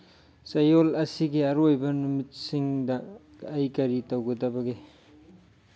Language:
Manipuri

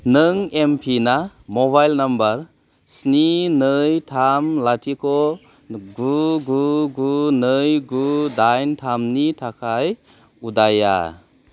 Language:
Bodo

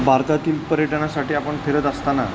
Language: Marathi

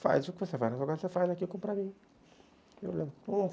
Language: Portuguese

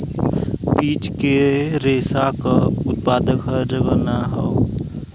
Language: Bhojpuri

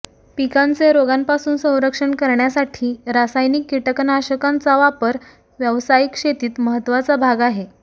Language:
Marathi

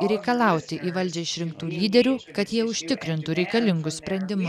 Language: Lithuanian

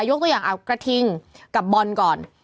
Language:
Thai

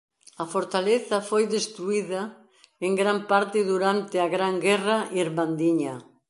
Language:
Galician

